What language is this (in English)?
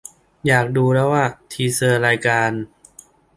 Thai